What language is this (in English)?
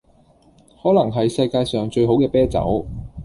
Cantonese